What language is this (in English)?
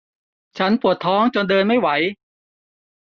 Thai